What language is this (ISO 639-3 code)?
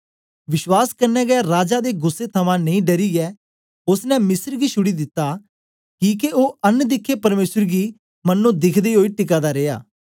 doi